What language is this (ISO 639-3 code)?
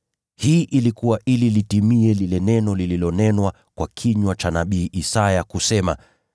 swa